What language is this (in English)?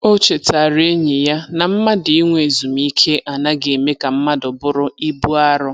Igbo